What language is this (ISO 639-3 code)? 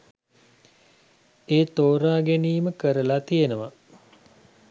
sin